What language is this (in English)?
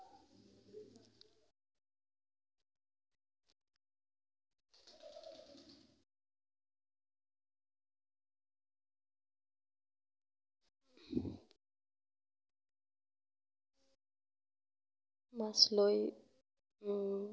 Assamese